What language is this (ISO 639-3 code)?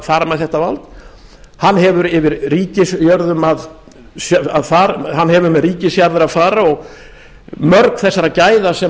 isl